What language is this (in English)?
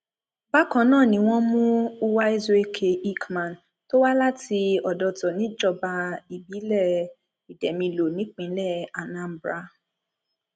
Yoruba